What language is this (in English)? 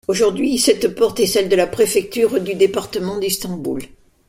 French